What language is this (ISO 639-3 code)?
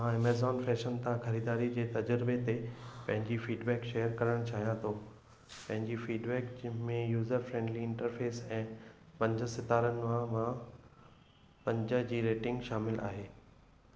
snd